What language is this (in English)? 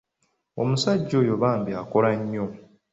Ganda